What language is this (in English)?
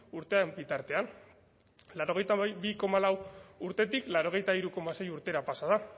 Basque